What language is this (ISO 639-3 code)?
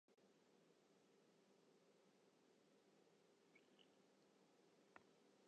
fry